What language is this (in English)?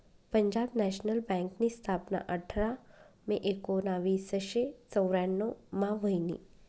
Marathi